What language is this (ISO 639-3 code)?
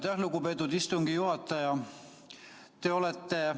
est